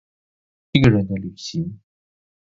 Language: Chinese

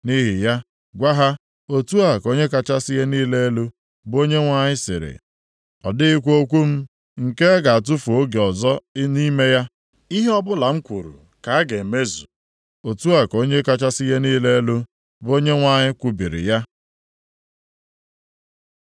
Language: Igbo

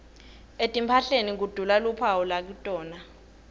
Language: Swati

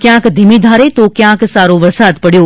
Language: Gujarati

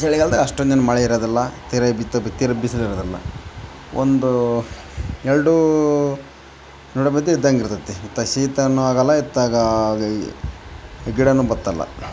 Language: Kannada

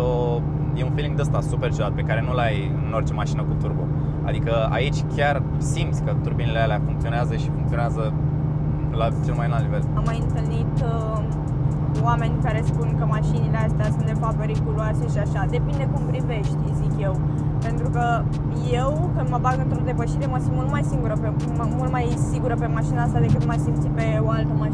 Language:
Romanian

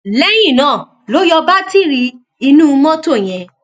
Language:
Yoruba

